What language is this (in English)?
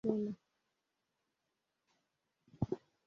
Bangla